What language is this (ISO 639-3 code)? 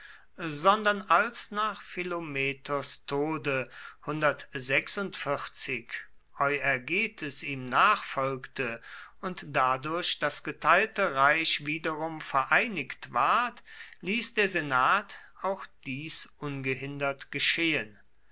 deu